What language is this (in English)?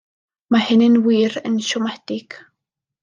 Welsh